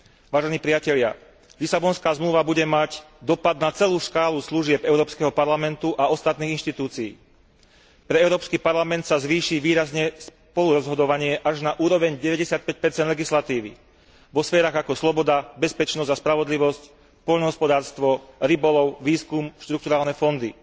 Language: Slovak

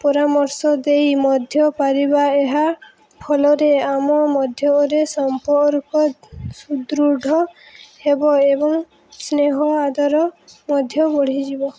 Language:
Odia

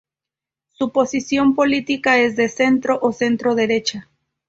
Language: Spanish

